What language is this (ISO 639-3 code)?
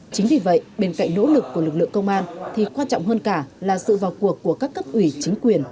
vie